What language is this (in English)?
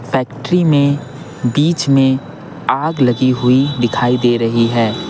Hindi